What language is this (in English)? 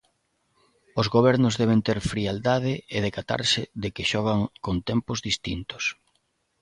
Galician